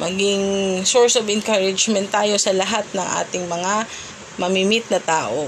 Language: Filipino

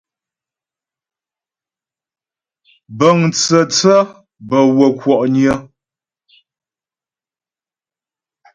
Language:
Ghomala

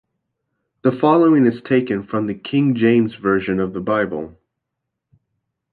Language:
English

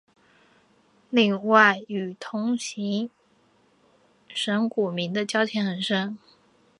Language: Chinese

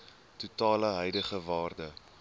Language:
Afrikaans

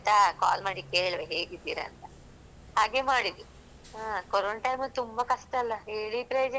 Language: Kannada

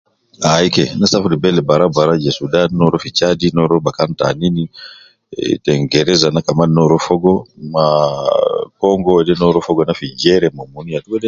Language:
Nubi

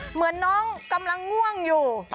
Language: Thai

